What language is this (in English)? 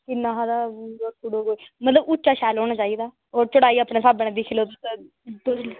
Dogri